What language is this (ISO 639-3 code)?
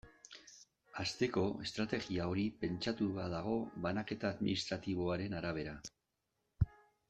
eus